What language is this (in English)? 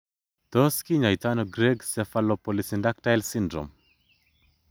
Kalenjin